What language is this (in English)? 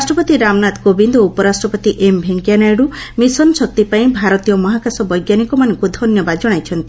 Odia